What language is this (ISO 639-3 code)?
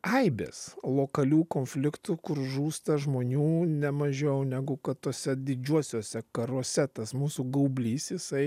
lit